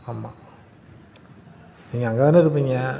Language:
Tamil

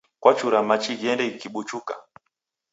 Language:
Taita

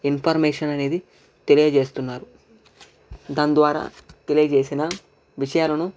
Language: Telugu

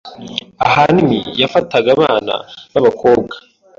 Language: Kinyarwanda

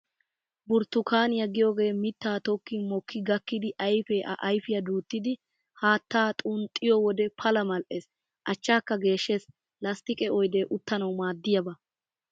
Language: Wolaytta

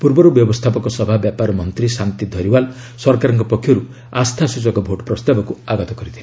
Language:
Odia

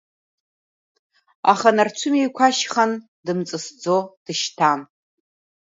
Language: Abkhazian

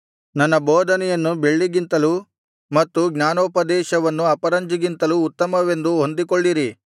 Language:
Kannada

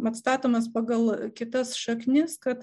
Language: Lithuanian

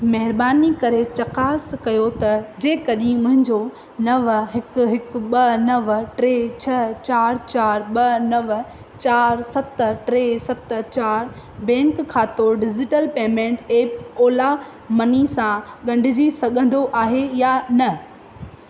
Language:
Sindhi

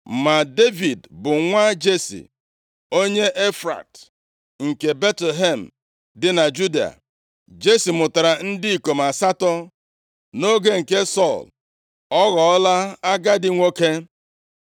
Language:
Igbo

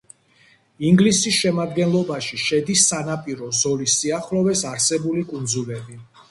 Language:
Georgian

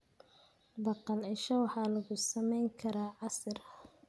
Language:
Somali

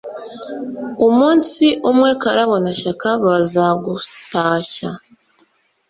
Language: Kinyarwanda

